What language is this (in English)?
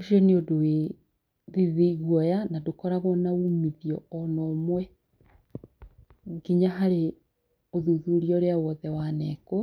Kikuyu